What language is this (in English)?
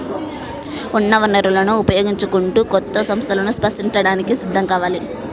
Telugu